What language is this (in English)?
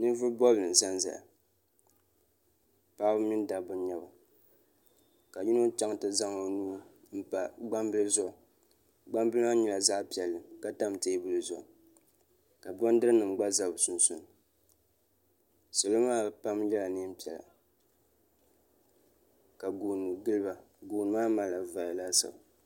Dagbani